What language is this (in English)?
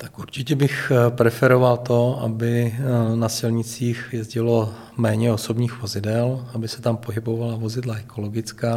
Czech